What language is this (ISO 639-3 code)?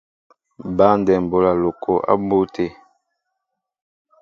mbo